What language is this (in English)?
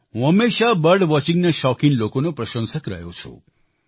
Gujarati